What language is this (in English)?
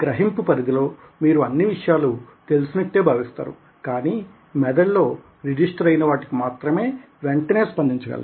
Telugu